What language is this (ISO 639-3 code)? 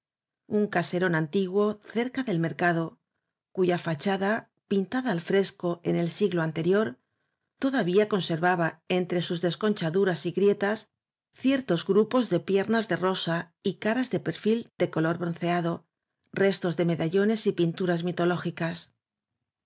spa